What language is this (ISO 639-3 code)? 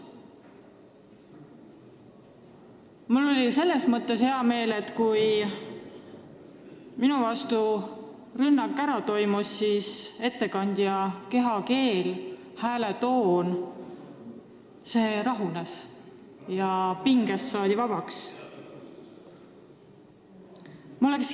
est